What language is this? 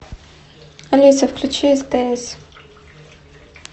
Russian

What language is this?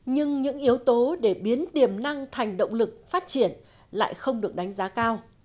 Vietnamese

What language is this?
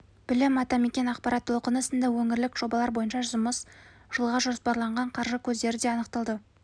Kazakh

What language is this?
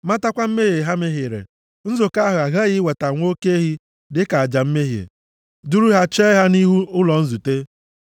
Igbo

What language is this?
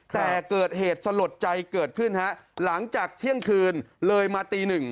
Thai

